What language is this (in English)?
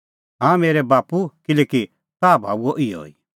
Kullu Pahari